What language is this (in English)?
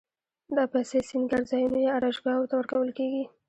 Pashto